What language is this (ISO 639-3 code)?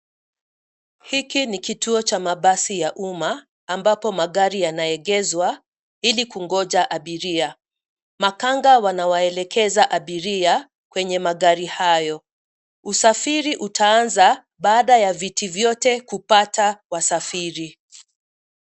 swa